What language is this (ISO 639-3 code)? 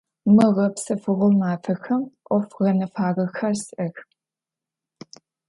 ady